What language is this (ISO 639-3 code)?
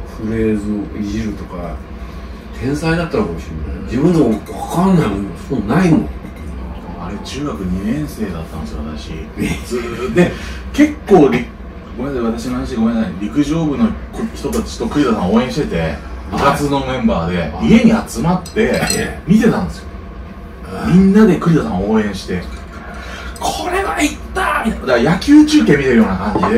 jpn